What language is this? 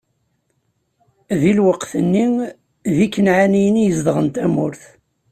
Kabyle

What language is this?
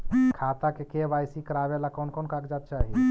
Magahi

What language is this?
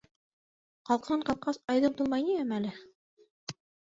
Bashkir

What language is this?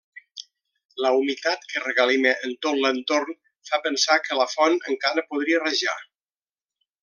Catalan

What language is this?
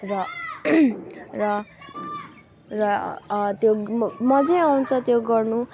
Nepali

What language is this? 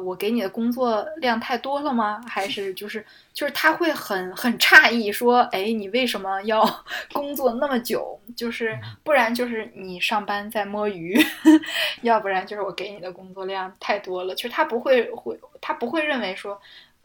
Chinese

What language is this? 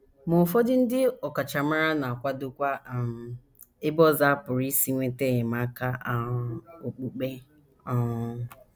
Igbo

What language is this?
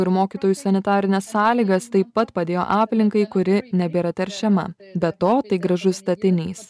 Lithuanian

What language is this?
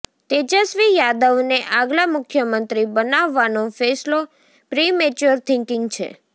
Gujarati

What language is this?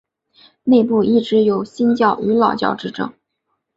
Chinese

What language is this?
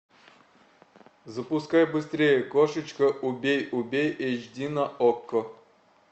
Russian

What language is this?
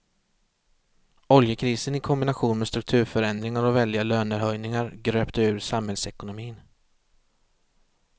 Swedish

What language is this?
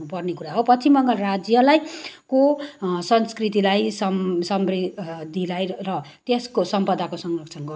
Nepali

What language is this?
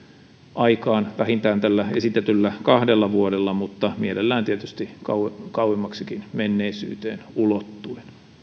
Finnish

